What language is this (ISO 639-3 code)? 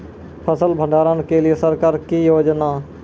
mai